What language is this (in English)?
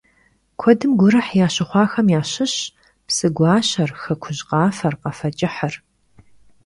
Kabardian